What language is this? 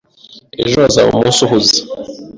Kinyarwanda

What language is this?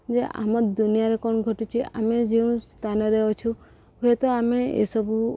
Odia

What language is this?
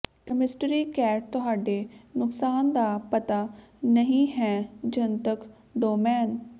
Punjabi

